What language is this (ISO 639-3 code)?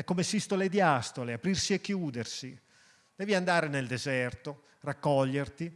ita